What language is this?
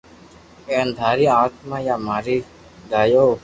Loarki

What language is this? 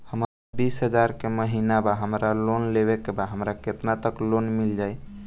Bhojpuri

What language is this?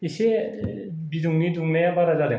Bodo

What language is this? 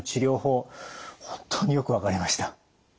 Japanese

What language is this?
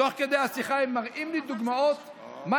Hebrew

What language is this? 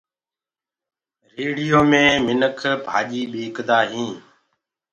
Gurgula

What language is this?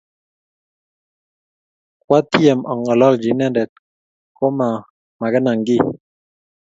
Kalenjin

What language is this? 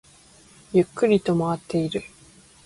Japanese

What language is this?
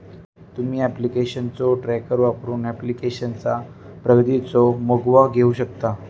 Marathi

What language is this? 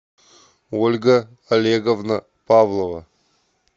Russian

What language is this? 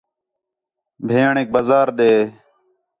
Khetrani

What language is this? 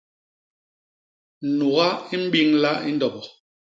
Basaa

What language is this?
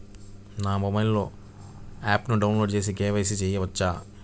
Telugu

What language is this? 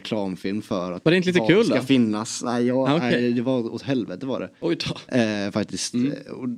Swedish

